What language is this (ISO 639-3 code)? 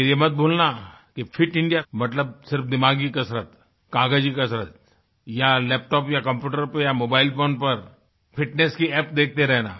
hin